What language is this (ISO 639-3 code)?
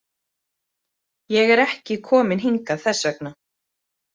isl